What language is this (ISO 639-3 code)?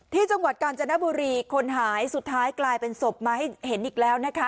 tha